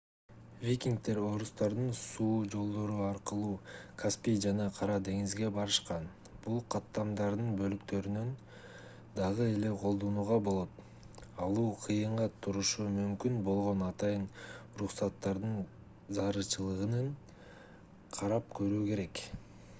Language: Kyrgyz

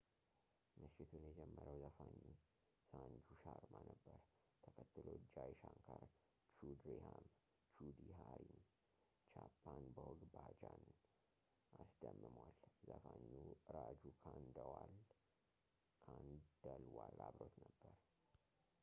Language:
Amharic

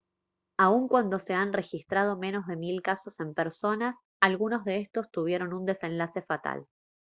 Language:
Spanish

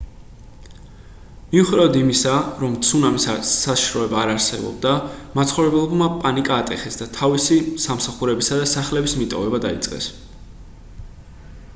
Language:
Georgian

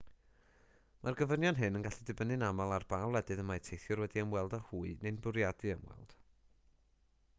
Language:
Welsh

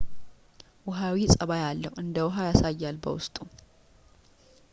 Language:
Amharic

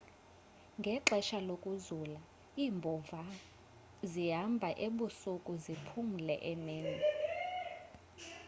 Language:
Xhosa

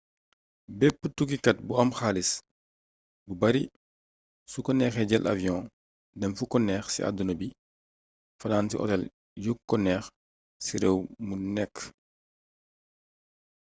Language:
Wolof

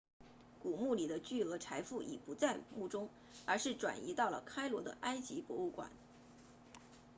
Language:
Chinese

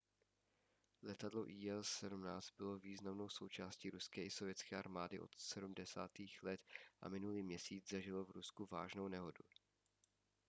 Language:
Czech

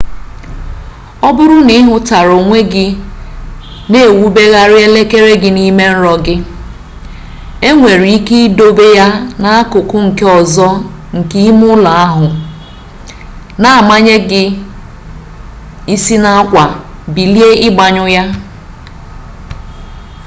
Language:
Igbo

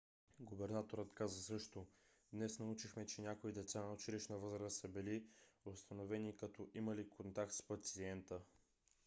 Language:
Bulgarian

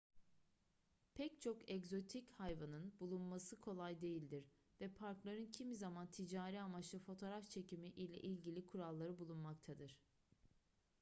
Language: Turkish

